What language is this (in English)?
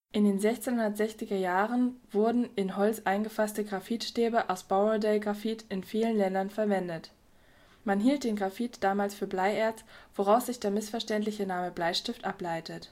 German